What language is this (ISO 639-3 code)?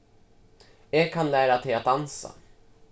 fao